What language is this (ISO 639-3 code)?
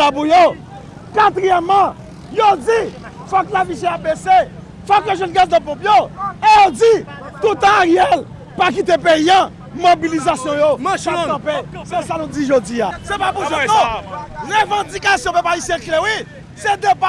fra